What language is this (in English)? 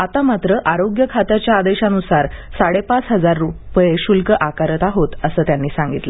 Marathi